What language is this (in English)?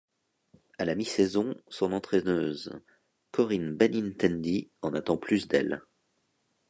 French